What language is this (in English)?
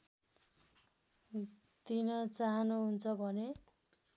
Nepali